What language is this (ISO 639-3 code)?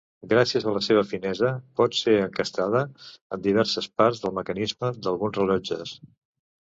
cat